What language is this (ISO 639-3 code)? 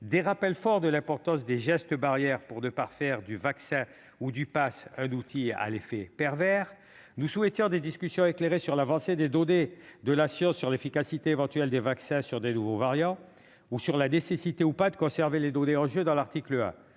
fra